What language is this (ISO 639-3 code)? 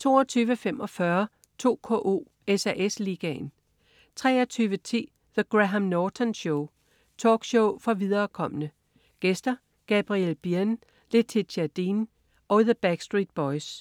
dan